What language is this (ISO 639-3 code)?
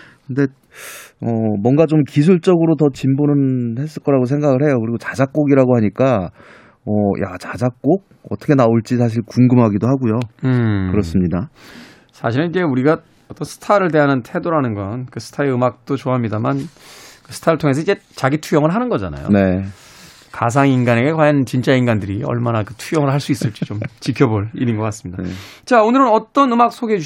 kor